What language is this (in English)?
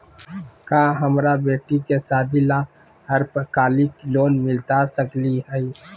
Magahi